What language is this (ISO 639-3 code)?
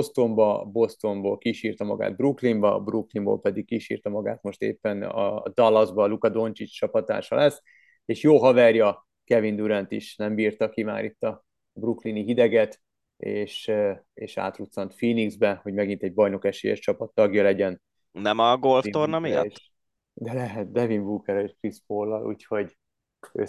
hun